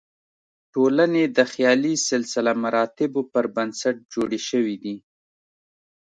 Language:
Pashto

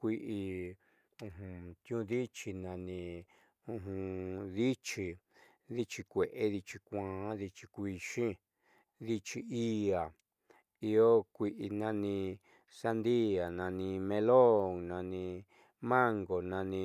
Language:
Southeastern Nochixtlán Mixtec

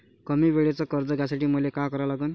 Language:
Marathi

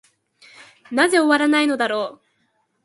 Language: Japanese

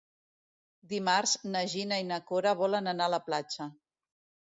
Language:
Catalan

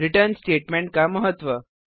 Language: Hindi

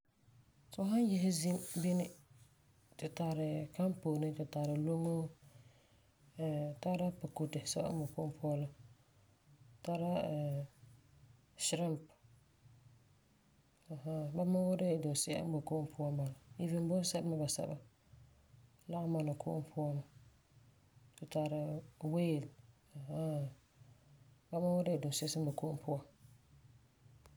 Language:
Frafra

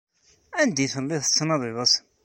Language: Kabyle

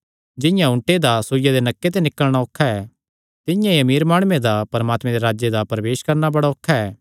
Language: Kangri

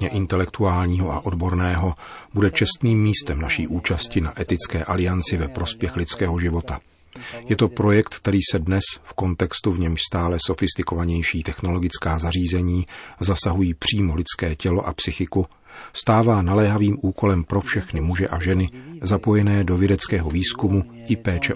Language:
Czech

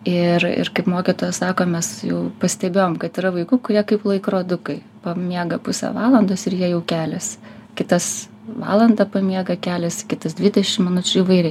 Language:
Lithuanian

